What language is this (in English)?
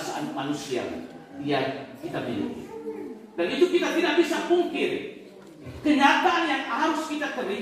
Indonesian